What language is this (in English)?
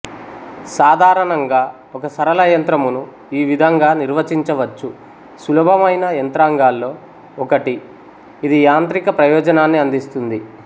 Telugu